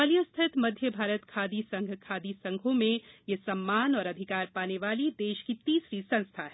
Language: Hindi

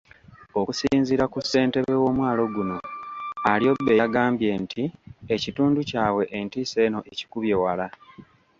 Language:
Ganda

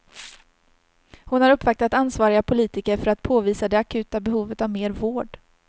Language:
Swedish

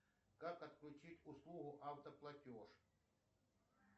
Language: Russian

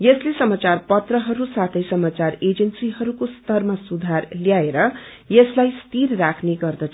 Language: Nepali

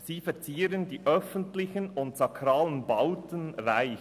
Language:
Swiss German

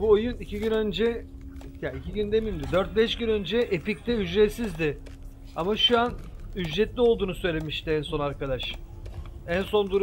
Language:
Turkish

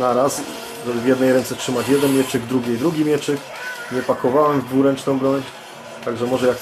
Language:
Polish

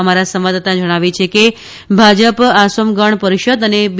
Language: Gujarati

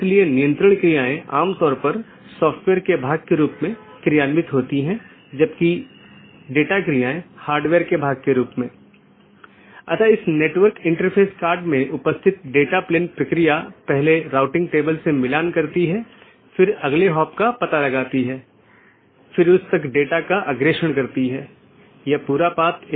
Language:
Hindi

